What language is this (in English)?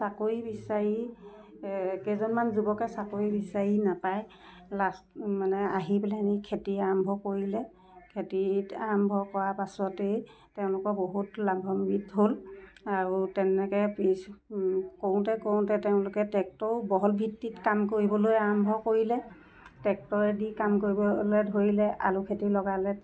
Assamese